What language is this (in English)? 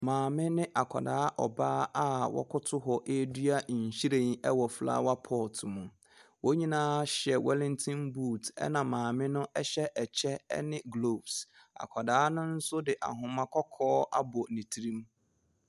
Akan